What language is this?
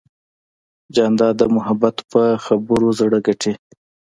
Pashto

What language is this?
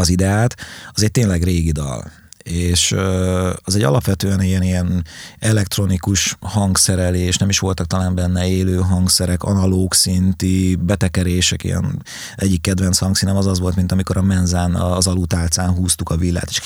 Hungarian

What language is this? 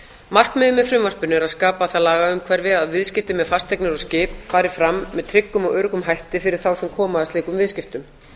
Icelandic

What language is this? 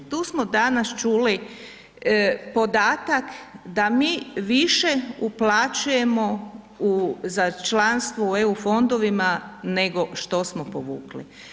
Croatian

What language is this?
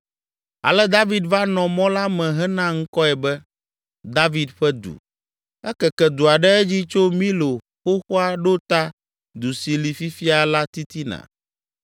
Ewe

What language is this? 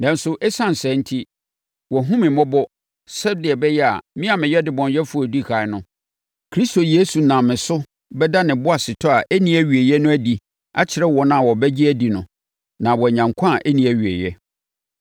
Akan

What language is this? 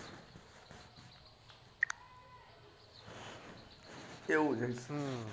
Gujarati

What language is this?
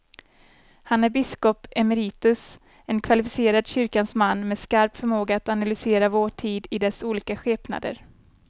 Swedish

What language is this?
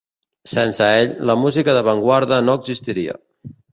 Catalan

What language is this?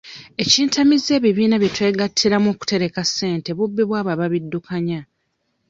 Ganda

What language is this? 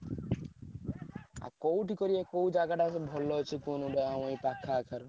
Odia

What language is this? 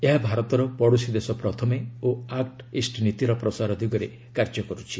Odia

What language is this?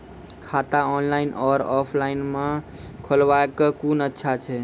Maithili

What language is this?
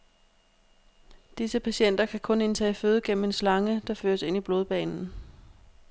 Danish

